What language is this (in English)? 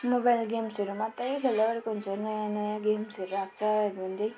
Nepali